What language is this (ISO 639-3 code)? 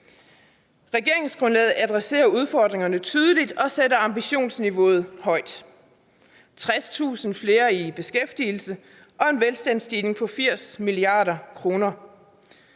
dan